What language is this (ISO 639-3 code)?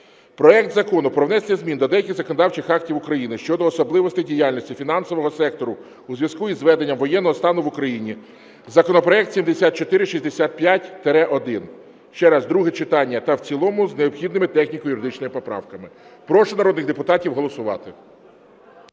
ukr